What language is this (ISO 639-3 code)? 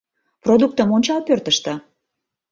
chm